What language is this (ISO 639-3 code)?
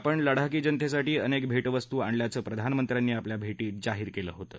mar